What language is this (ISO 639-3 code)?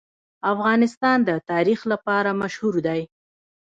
pus